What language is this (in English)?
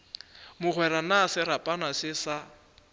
Northern Sotho